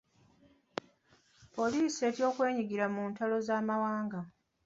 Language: Ganda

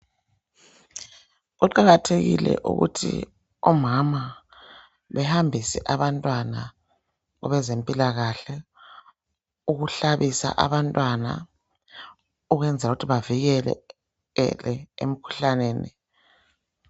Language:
North Ndebele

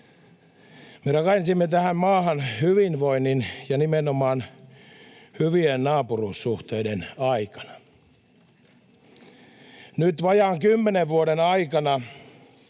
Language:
Finnish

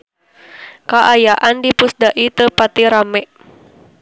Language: Sundanese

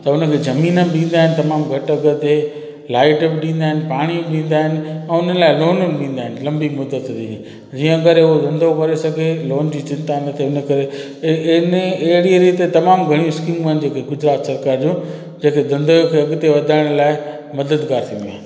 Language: Sindhi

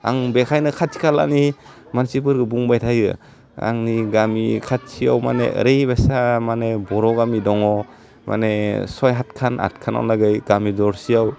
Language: Bodo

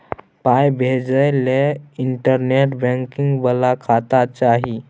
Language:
Maithili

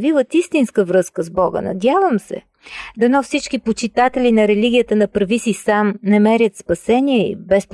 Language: Bulgarian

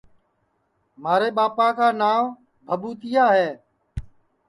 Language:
Sansi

